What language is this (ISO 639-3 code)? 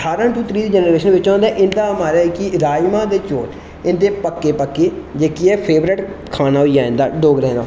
doi